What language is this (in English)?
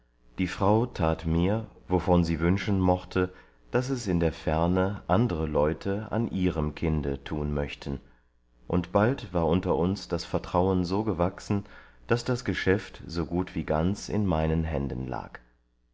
German